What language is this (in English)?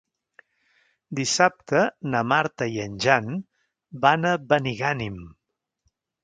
Catalan